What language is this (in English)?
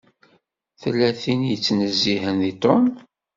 Kabyle